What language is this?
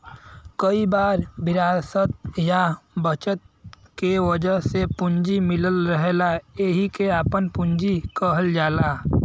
Bhojpuri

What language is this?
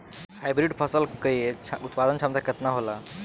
Bhojpuri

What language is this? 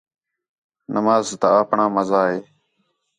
Khetrani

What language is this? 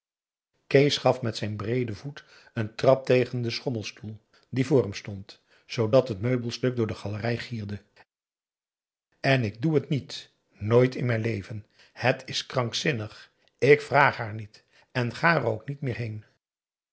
Dutch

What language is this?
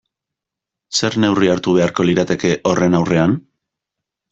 Basque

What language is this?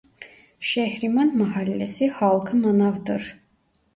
Turkish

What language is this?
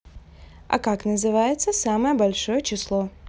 Russian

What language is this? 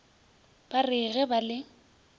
Northern Sotho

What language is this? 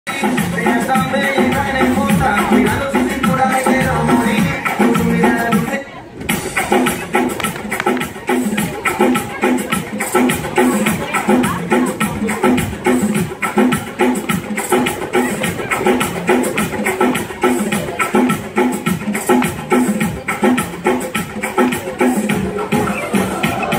Arabic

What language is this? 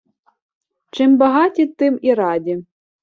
Ukrainian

